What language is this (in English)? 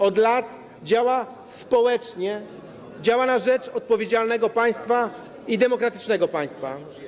Polish